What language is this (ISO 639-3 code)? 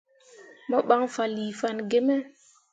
mua